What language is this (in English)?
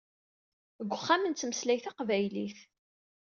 Kabyle